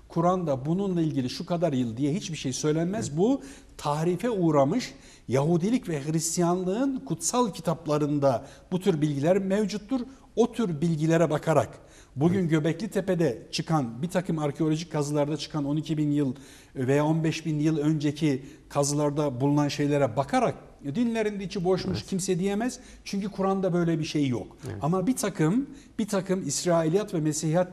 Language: Turkish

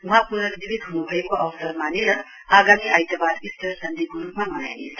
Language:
Nepali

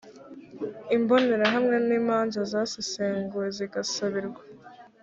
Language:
Kinyarwanda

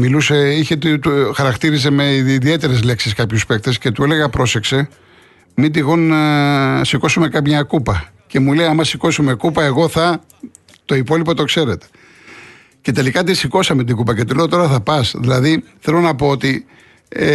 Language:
Greek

